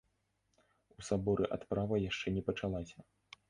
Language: Belarusian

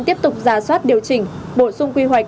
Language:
Vietnamese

